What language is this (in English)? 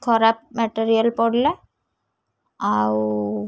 Odia